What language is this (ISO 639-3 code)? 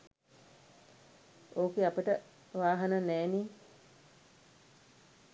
sin